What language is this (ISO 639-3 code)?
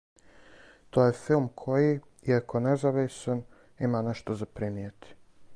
srp